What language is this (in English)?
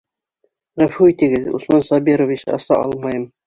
Bashkir